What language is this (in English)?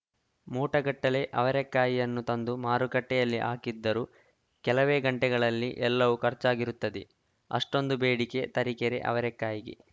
Kannada